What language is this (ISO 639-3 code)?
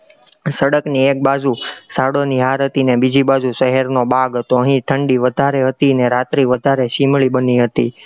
guj